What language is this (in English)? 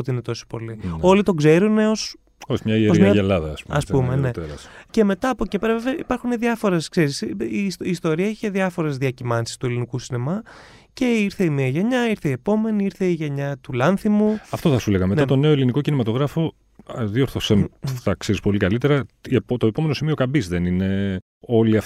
Greek